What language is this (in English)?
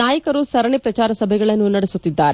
Kannada